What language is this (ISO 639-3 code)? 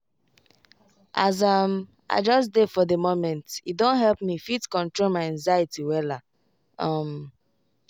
pcm